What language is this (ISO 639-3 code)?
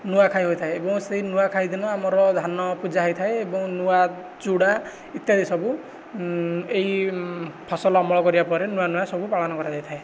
ori